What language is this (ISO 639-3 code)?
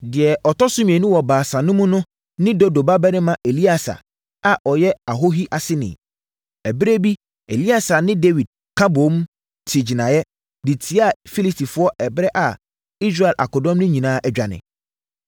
aka